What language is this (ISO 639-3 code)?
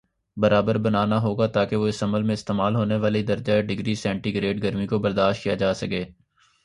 urd